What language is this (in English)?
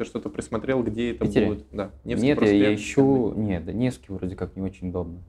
Russian